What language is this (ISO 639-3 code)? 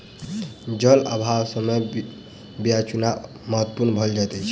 mai